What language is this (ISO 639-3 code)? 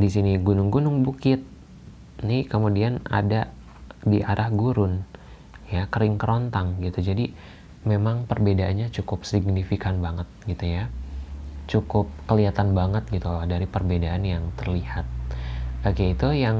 ind